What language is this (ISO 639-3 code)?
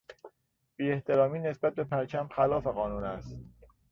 fas